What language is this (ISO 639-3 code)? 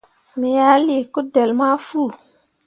mua